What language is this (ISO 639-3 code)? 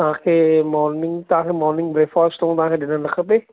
snd